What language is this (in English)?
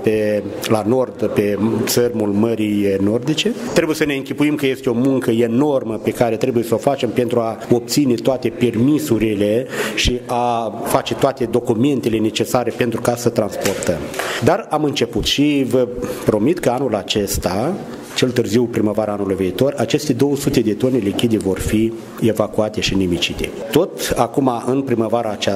Romanian